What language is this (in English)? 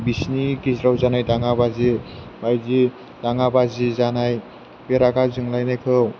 Bodo